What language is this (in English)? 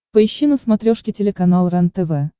Russian